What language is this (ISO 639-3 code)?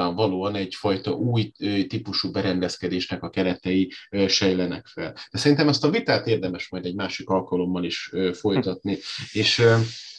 hun